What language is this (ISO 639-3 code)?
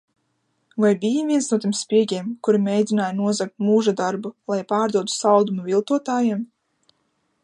lav